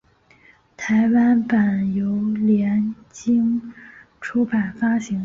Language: Chinese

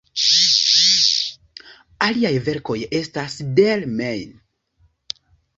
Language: Esperanto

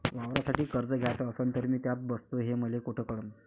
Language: Marathi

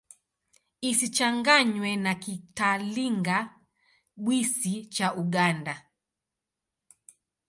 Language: Swahili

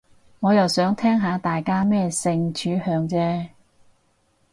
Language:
Cantonese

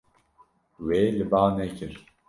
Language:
Kurdish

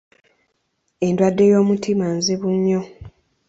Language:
Ganda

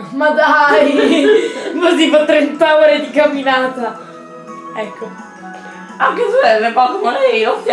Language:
Italian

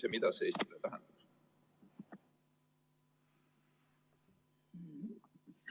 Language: Estonian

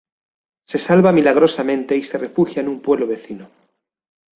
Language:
Spanish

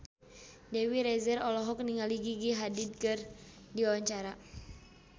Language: Sundanese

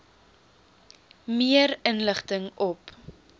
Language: Afrikaans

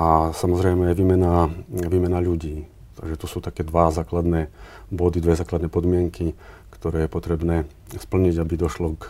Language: Slovak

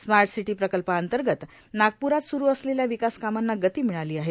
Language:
Marathi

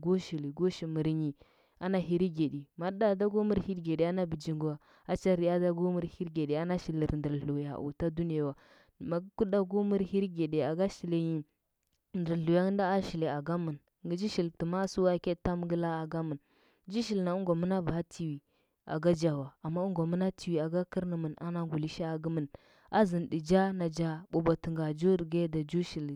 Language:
Huba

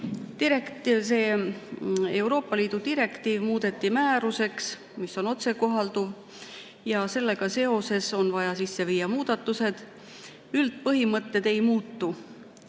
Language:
Estonian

